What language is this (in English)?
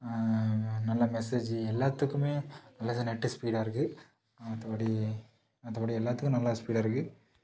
Tamil